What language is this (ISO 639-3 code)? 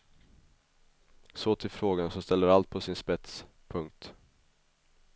swe